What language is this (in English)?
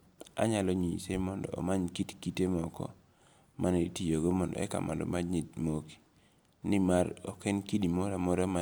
Luo (Kenya and Tanzania)